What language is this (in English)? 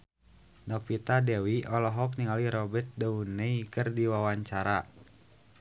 Sundanese